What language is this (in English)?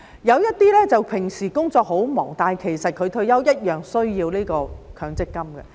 Cantonese